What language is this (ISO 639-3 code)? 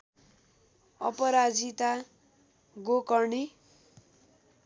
nep